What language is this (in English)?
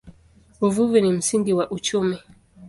Swahili